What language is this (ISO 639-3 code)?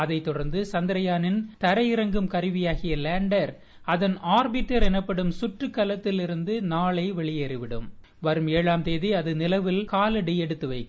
tam